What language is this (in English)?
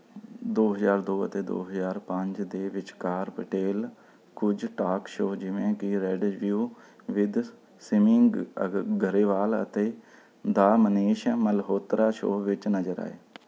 Punjabi